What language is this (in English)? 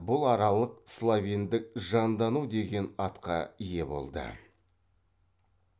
Kazakh